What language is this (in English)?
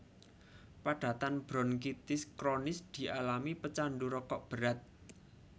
Javanese